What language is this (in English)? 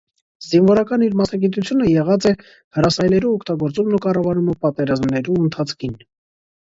Armenian